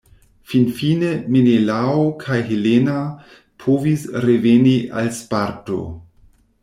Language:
Esperanto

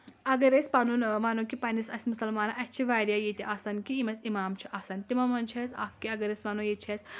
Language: Kashmiri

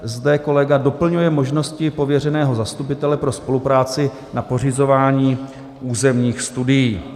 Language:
Czech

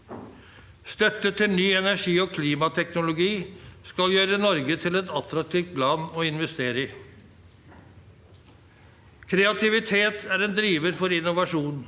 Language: Norwegian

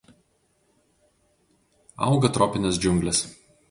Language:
Lithuanian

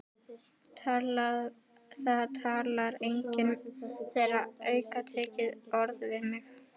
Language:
Icelandic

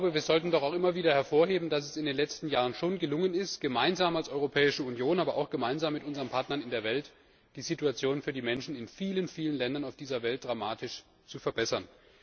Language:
German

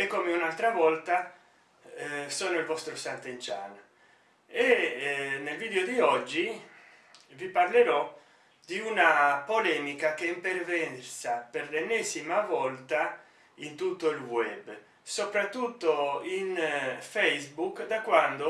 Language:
Italian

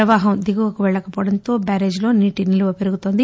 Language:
Telugu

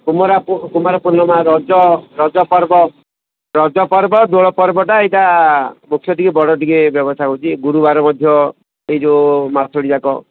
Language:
Odia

